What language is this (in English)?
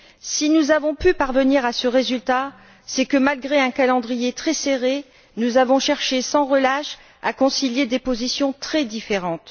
French